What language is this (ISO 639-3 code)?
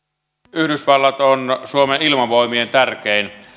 fin